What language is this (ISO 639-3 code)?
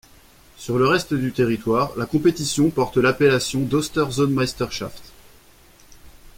fra